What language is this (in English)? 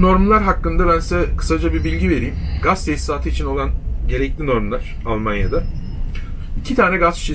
Turkish